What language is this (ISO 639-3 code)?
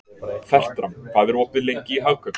isl